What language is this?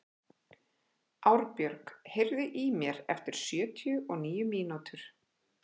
Icelandic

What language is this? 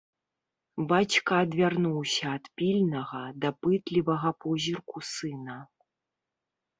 Belarusian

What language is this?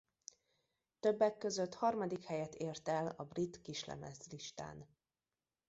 Hungarian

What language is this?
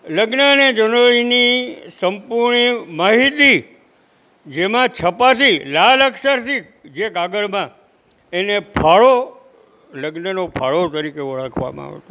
Gujarati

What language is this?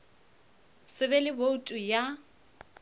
Northern Sotho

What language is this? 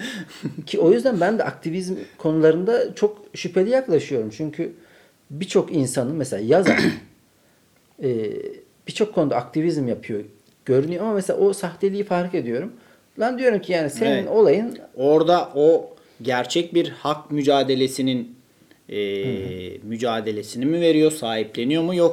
Turkish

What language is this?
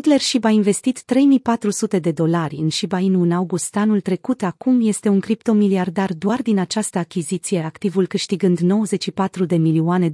Romanian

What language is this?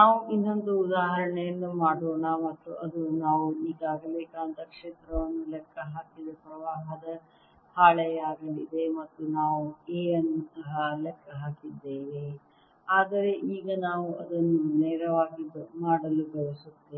Kannada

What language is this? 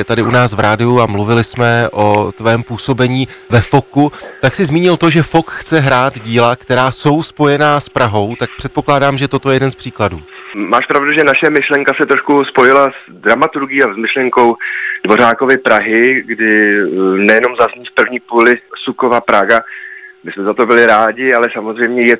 Czech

